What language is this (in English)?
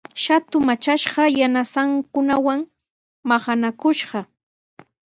Sihuas Ancash Quechua